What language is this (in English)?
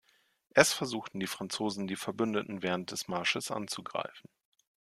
German